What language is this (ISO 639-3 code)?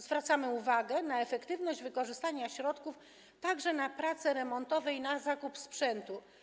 pol